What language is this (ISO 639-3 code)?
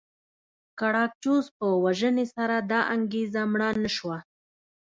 pus